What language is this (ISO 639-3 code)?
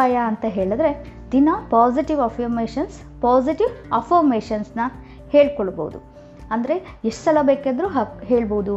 kan